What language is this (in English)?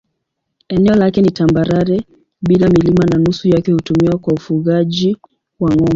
Swahili